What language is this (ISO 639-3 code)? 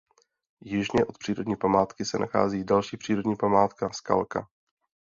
ces